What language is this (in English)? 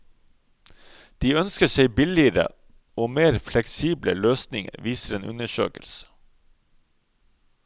Norwegian